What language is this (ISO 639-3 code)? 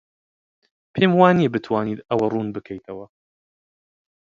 ckb